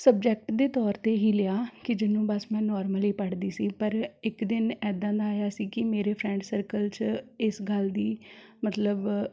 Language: Punjabi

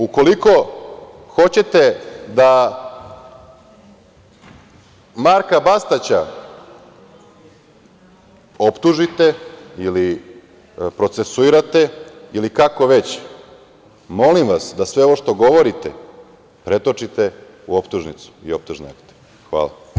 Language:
Serbian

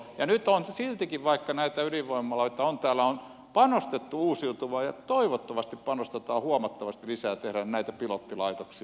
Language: Finnish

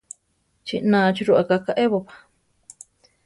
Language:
Central Tarahumara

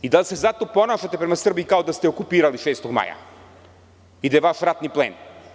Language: Serbian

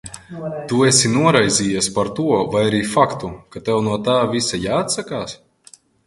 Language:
Latvian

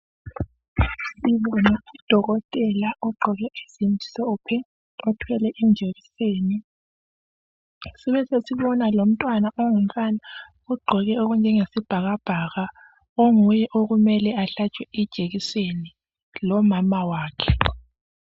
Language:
North Ndebele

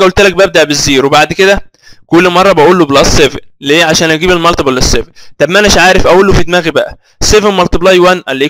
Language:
Arabic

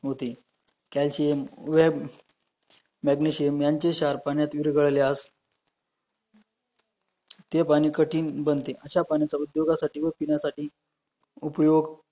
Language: Marathi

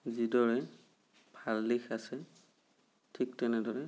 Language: Assamese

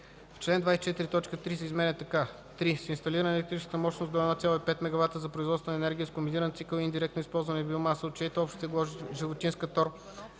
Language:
Bulgarian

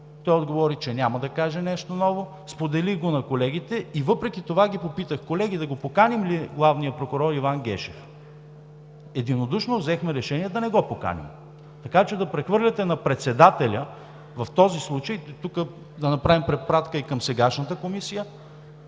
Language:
Bulgarian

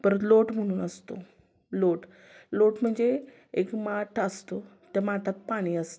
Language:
Marathi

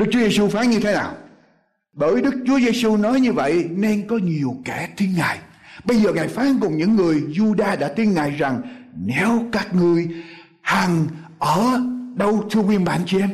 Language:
Vietnamese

